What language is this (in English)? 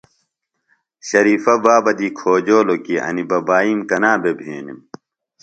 Phalura